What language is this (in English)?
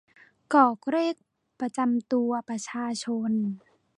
Thai